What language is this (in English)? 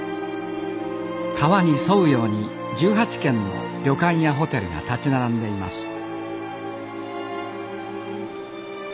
Japanese